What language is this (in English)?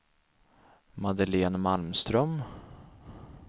Swedish